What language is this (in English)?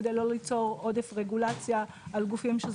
Hebrew